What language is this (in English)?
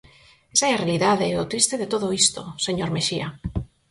Galician